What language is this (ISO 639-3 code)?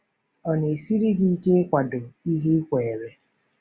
ibo